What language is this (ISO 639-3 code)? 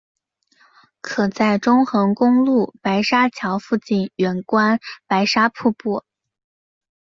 zho